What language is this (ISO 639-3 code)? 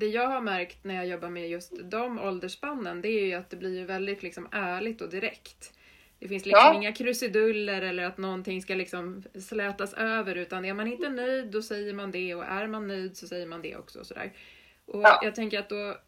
swe